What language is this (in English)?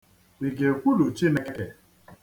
Igbo